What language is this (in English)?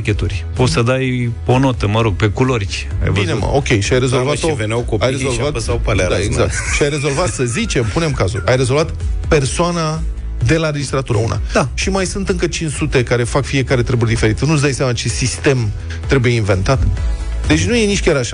Romanian